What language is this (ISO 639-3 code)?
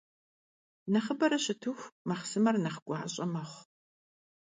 kbd